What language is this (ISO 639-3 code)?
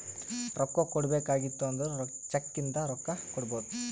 kan